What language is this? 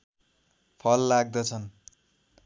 Nepali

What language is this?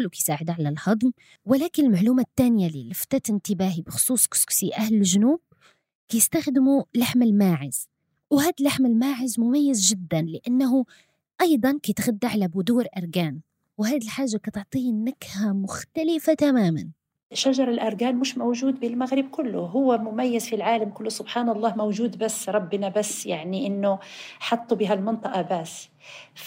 Arabic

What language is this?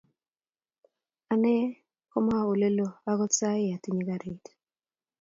Kalenjin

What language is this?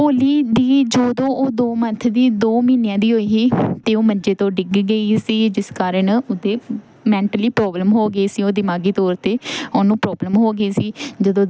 Punjabi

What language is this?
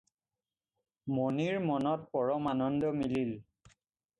Assamese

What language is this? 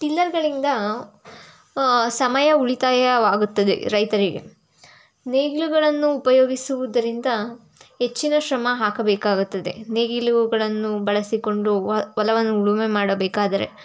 Kannada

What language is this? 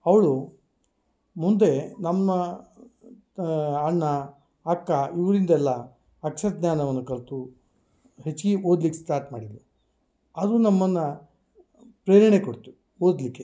Kannada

